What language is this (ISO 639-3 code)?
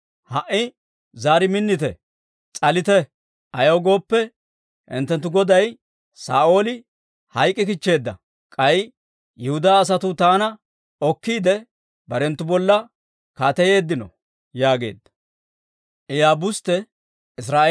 dwr